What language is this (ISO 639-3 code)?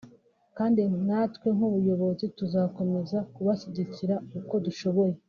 kin